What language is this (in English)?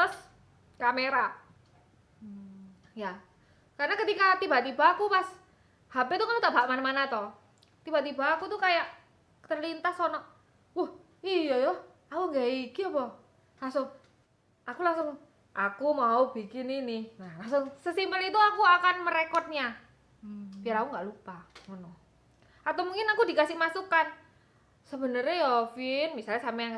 Indonesian